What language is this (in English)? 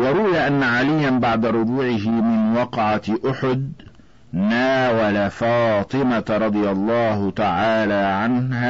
Arabic